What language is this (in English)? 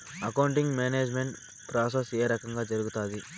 Telugu